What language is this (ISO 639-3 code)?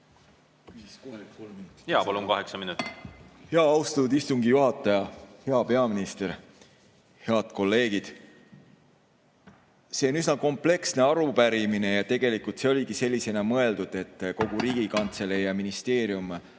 est